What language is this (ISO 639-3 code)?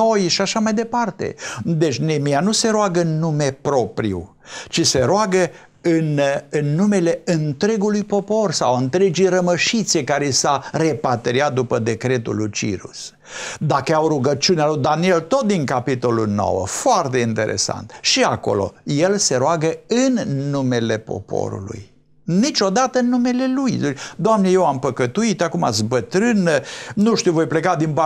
ron